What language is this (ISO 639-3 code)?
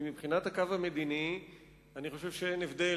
heb